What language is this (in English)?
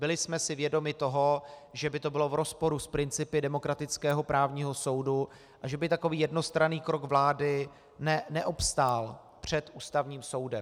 Czech